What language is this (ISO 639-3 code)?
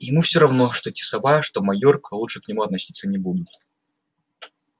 rus